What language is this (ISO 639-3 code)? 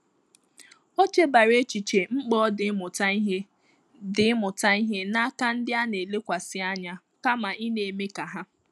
ibo